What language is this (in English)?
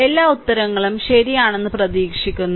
Malayalam